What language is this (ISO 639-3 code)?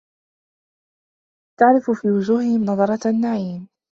ara